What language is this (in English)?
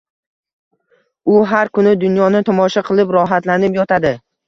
Uzbek